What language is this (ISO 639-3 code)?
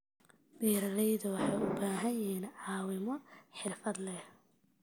som